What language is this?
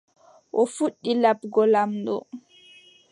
Adamawa Fulfulde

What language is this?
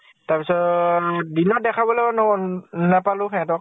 Assamese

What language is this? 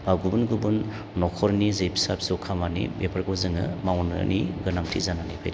Bodo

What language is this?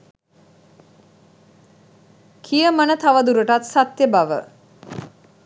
Sinhala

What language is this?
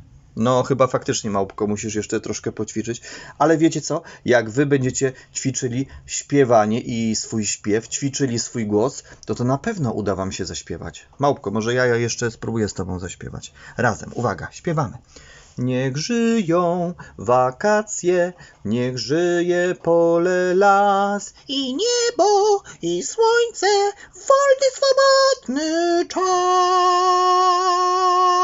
Polish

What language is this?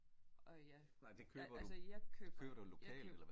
Danish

